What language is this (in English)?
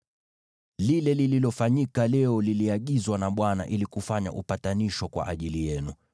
Swahili